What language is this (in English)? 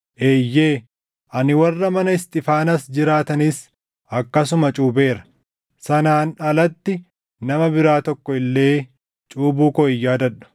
Oromo